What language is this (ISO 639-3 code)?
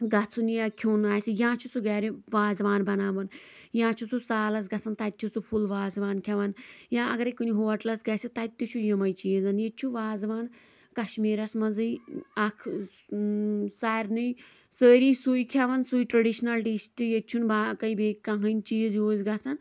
kas